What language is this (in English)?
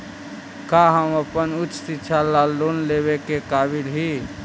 Magahi